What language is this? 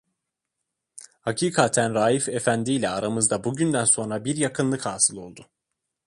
Turkish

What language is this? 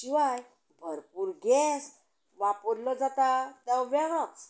Konkani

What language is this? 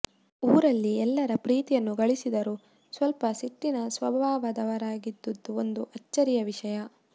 Kannada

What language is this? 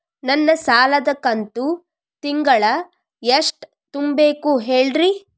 Kannada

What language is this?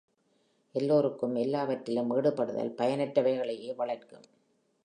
Tamil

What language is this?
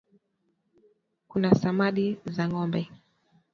Swahili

